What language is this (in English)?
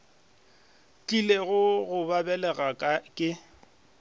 Northern Sotho